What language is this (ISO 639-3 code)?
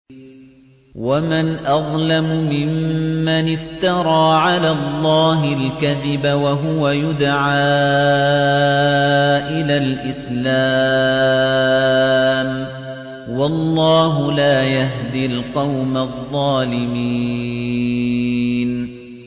ara